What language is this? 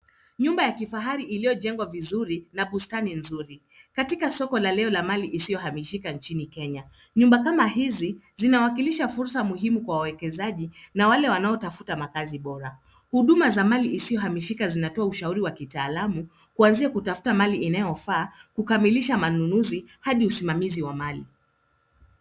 Swahili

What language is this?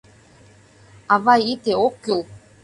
Mari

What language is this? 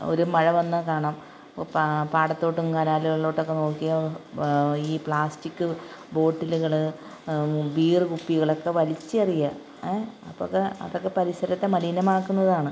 Malayalam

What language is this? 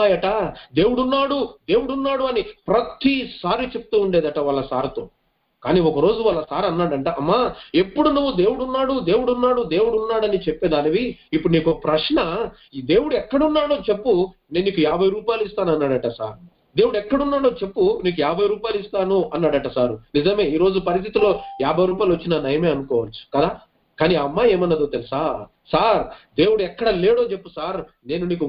Telugu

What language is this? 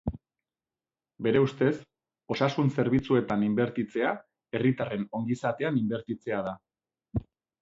Basque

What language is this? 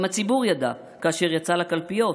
Hebrew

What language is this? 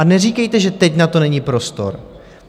Czech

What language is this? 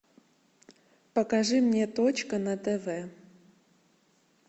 Russian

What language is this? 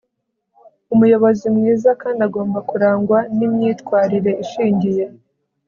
Kinyarwanda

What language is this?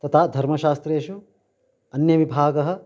Sanskrit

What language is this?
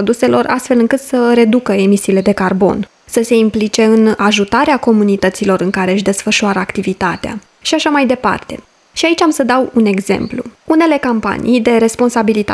Romanian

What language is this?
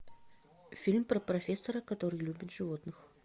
Russian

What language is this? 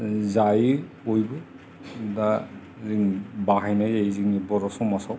Bodo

